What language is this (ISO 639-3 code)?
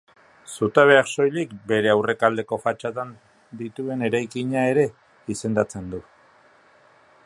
eus